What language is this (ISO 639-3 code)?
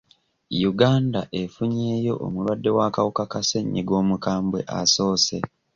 lug